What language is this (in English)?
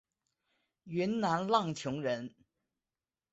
Chinese